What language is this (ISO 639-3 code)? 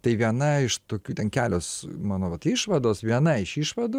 lit